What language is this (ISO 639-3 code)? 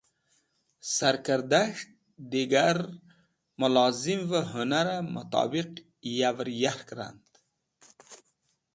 wbl